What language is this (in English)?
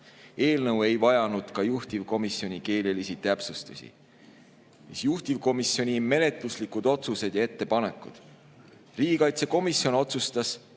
Estonian